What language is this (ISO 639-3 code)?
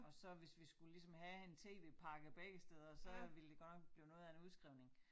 dan